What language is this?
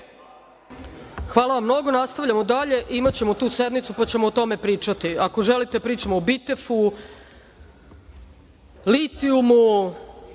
Serbian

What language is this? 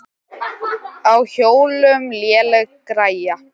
Icelandic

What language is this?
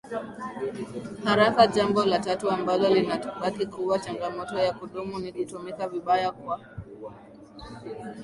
Swahili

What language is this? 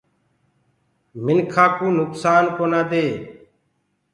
Gurgula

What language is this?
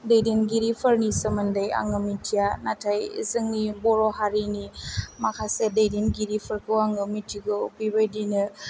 Bodo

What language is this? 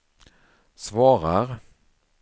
Swedish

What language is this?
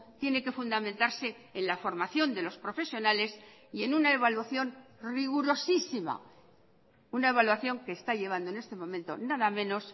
Spanish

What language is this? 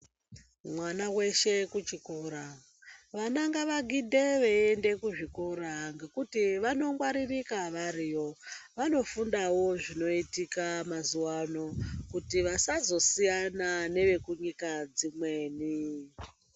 Ndau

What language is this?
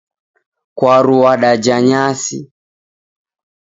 Taita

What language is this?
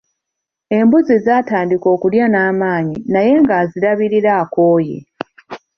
Ganda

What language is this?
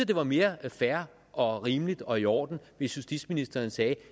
Danish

